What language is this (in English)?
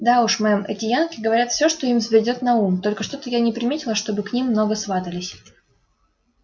Russian